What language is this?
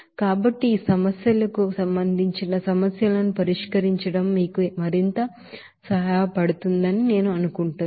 Telugu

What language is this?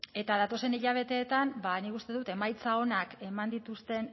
Basque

